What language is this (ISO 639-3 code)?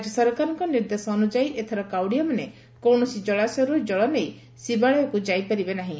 ori